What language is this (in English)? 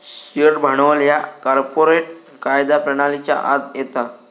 Marathi